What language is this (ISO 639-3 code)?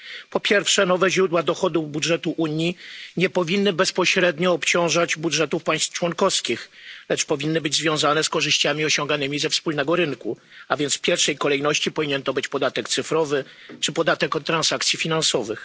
pol